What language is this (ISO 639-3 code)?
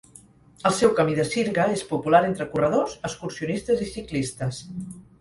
cat